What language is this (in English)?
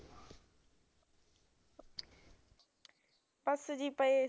Punjabi